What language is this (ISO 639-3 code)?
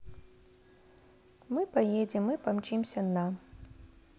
rus